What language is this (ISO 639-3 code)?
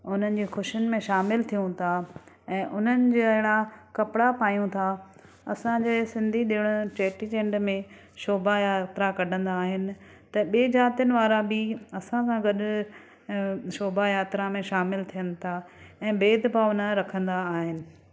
snd